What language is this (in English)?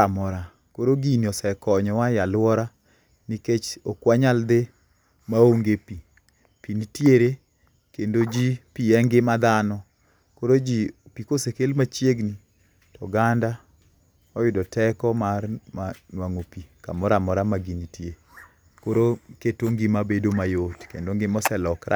Luo (Kenya and Tanzania)